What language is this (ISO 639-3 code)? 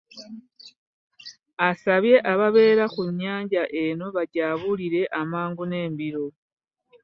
lug